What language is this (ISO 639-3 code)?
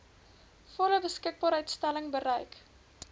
afr